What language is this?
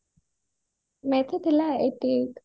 Odia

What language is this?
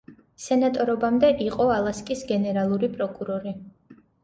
Georgian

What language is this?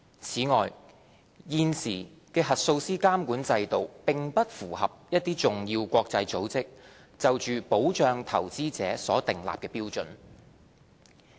Cantonese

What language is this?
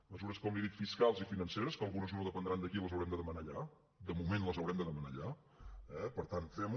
Catalan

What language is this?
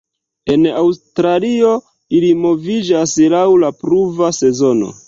Esperanto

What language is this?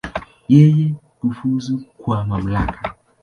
Swahili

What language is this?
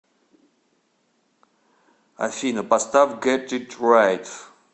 Russian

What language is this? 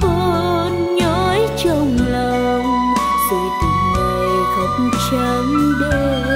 Vietnamese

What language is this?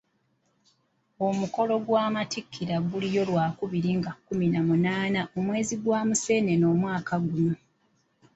Ganda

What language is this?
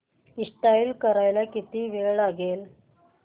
Marathi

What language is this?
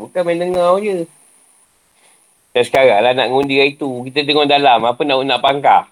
Malay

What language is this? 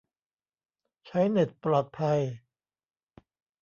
Thai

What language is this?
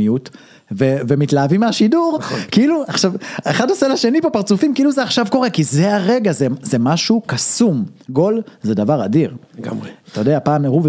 Hebrew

